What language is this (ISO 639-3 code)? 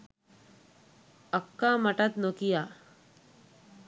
sin